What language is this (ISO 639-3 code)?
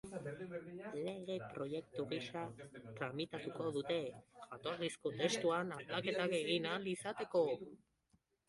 eus